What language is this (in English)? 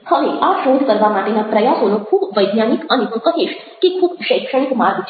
Gujarati